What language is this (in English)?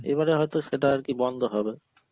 Bangla